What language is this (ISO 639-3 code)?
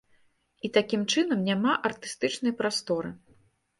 bel